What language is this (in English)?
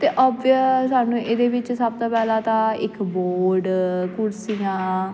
Punjabi